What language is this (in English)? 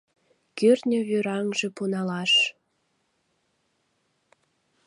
Mari